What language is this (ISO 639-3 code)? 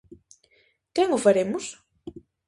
glg